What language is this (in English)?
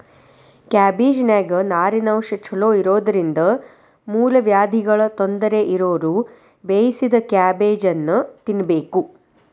Kannada